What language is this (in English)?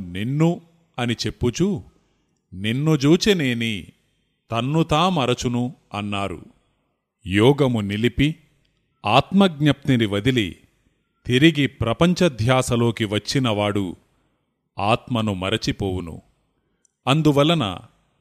Telugu